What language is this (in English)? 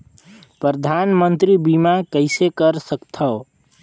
Chhattisgarhi